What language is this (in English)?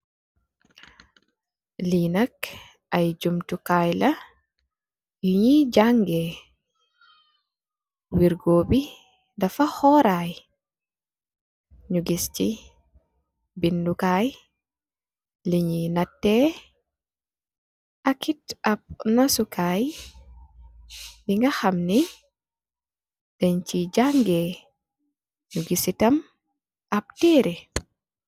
Wolof